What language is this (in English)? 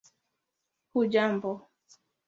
Swahili